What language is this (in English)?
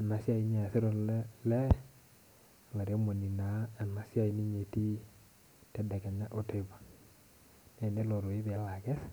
Masai